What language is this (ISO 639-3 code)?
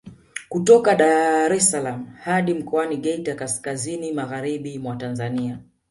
swa